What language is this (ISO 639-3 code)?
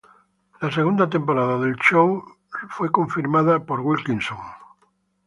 spa